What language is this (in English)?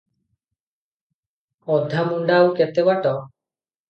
Odia